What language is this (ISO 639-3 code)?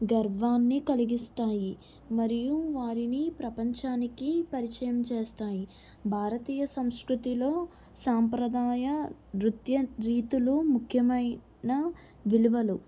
tel